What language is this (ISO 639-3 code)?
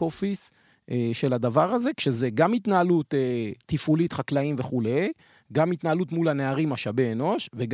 heb